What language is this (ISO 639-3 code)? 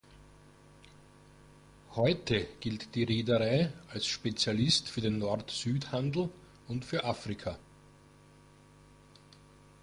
deu